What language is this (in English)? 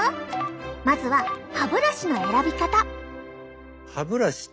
Japanese